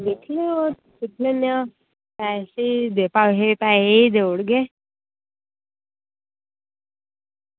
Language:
Dogri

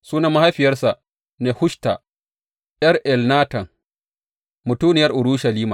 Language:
Hausa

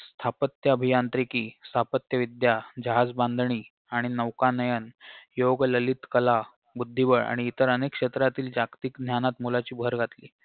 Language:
Marathi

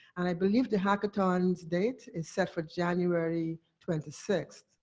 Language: English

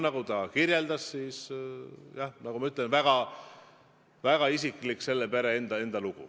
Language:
Estonian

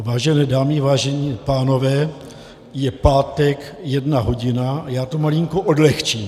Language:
Czech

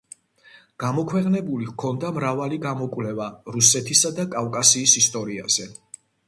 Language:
Georgian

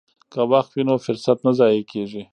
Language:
Pashto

